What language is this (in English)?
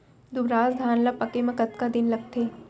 Chhattisgarhi